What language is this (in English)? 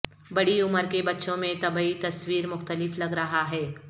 Urdu